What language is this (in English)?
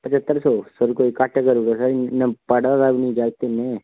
Dogri